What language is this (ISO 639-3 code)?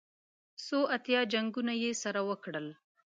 pus